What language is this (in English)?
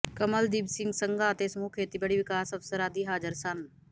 Punjabi